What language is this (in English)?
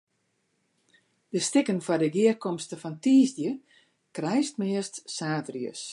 Western Frisian